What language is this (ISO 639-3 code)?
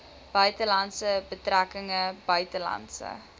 afr